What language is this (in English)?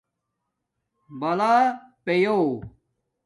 Domaaki